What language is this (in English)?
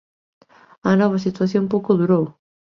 Galician